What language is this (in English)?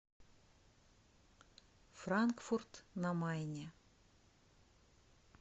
Russian